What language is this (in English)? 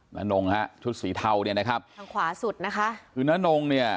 Thai